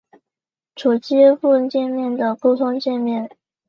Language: Chinese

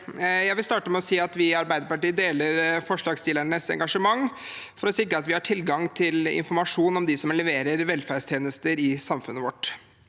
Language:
Norwegian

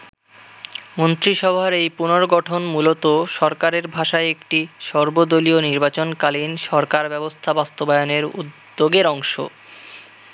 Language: Bangla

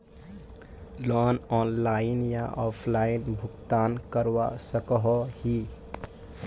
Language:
Magahi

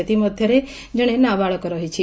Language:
Odia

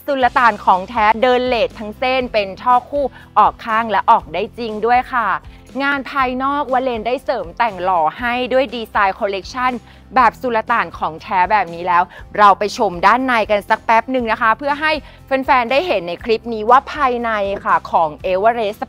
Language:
Thai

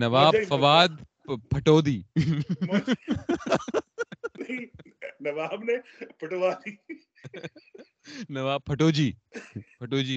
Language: Urdu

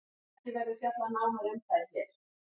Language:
Icelandic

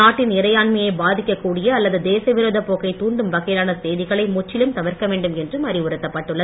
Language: Tamil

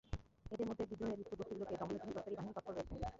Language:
Bangla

